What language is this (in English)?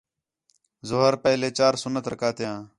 Khetrani